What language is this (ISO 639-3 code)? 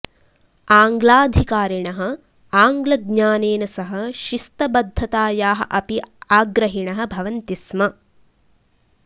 san